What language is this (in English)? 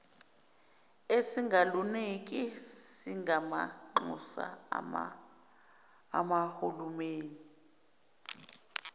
Zulu